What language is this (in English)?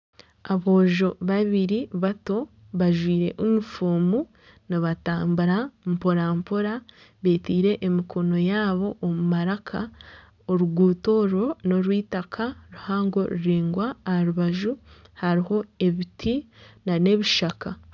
Nyankole